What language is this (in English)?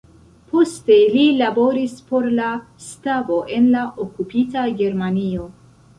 Esperanto